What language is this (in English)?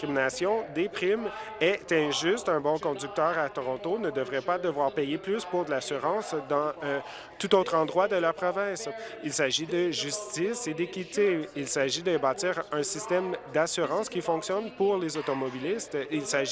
French